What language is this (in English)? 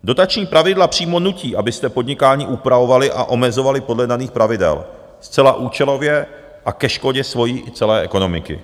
Czech